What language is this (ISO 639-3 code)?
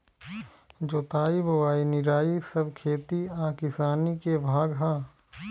bho